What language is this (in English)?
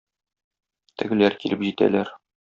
Tatar